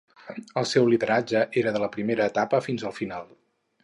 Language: Catalan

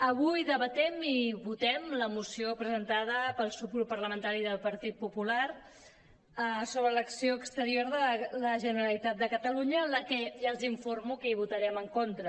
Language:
Catalan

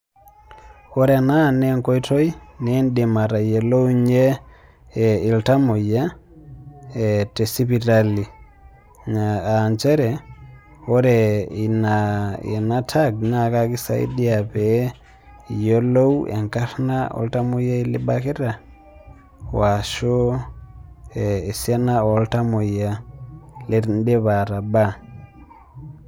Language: Masai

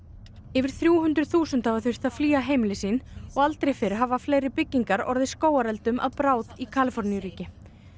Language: Icelandic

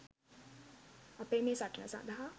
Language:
Sinhala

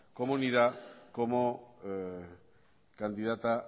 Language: Spanish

